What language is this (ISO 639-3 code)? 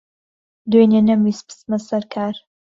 ckb